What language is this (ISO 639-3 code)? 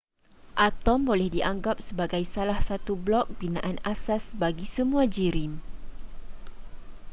msa